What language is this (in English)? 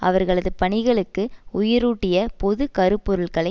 Tamil